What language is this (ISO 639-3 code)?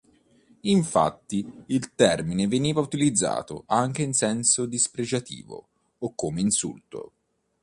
ita